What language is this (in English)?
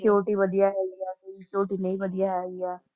Punjabi